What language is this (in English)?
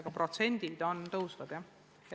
Estonian